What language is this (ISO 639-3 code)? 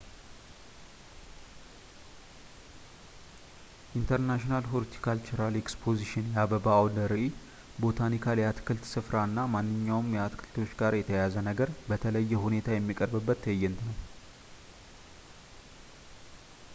amh